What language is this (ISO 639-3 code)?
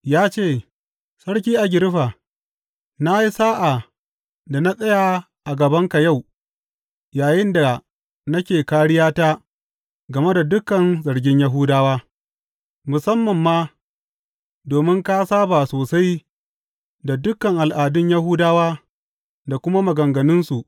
hau